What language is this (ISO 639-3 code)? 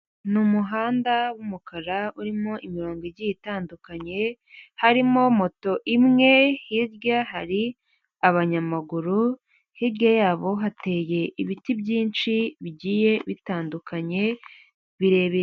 kin